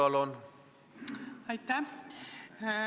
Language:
Estonian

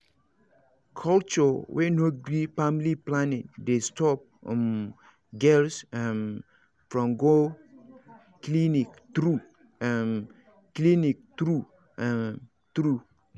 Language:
Nigerian Pidgin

